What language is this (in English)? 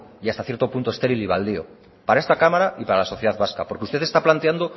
Spanish